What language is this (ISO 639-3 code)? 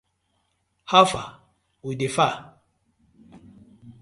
pcm